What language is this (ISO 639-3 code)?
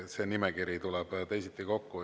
est